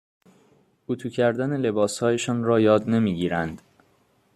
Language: Persian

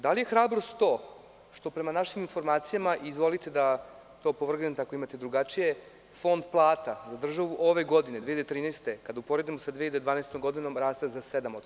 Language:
Serbian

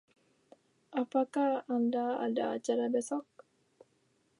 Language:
Indonesian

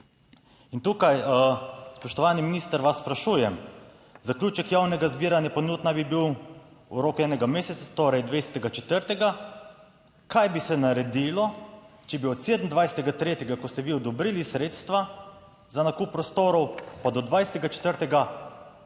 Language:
Slovenian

